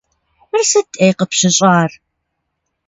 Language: Kabardian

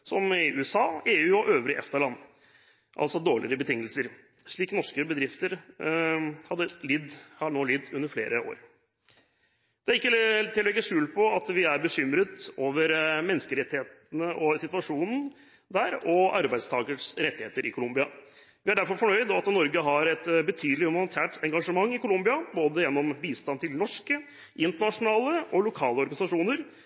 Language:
Norwegian Bokmål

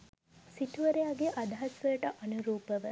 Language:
Sinhala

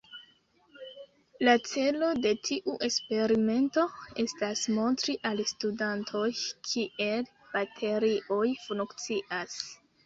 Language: Esperanto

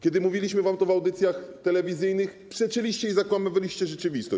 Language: Polish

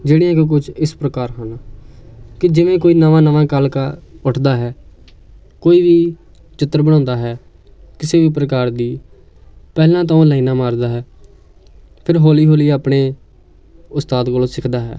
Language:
Punjabi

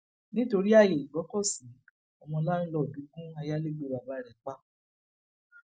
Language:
Yoruba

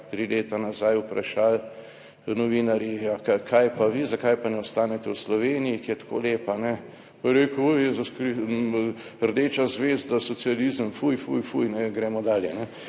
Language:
Slovenian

